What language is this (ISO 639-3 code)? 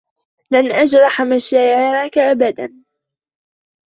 ara